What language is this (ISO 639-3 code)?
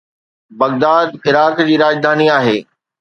snd